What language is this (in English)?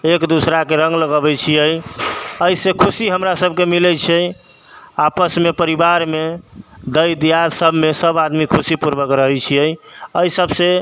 Maithili